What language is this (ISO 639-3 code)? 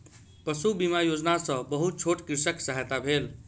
mai